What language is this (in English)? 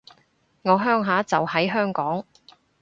Cantonese